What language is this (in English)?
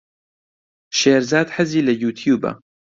Central Kurdish